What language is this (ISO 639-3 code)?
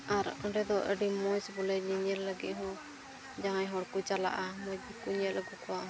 sat